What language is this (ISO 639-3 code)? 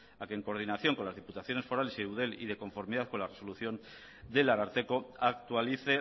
spa